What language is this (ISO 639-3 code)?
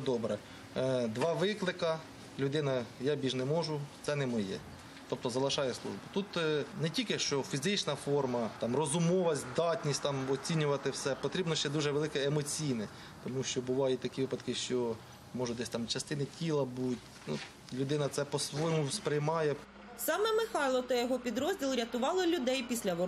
ukr